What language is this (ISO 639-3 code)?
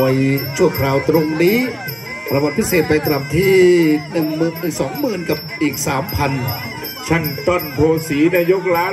tha